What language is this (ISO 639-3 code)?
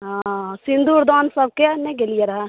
mai